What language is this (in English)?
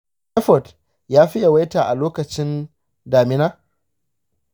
Hausa